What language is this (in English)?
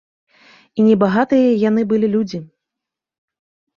Belarusian